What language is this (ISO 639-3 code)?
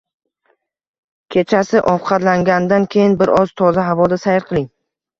uzb